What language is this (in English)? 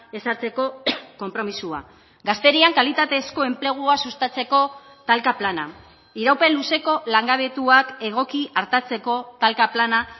Basque